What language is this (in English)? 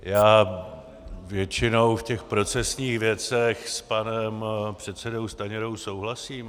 Czech